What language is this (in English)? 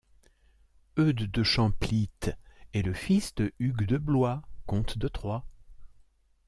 French